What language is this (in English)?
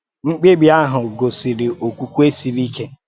Igbo